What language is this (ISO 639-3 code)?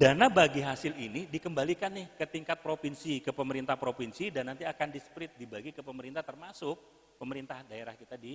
ind